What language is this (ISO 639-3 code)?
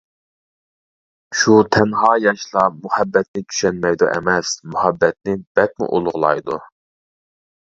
uig